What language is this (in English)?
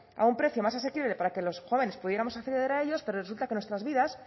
Spanish